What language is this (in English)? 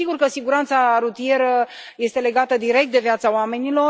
Romanian